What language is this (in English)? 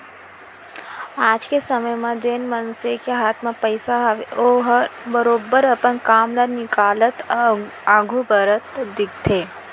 Chhattisgarhi